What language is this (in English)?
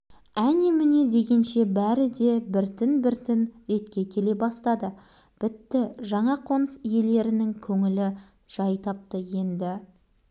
Kazakh